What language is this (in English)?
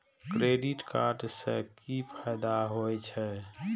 Maithili